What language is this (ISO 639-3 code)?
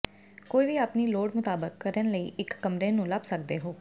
pan